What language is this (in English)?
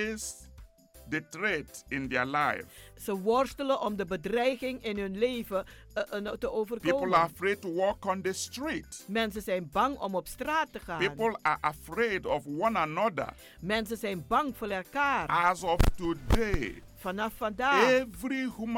Dutch